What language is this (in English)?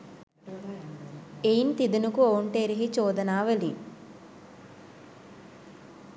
Sinhala